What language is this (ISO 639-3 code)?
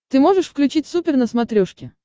rus